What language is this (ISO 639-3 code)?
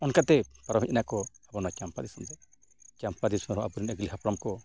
sat